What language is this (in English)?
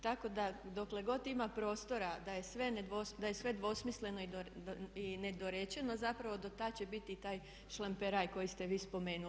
Croatian